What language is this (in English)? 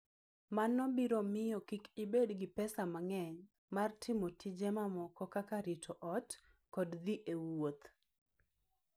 Luo (Kenya and Tanzania)